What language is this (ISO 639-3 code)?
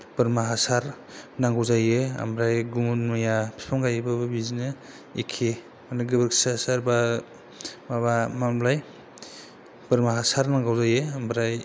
brx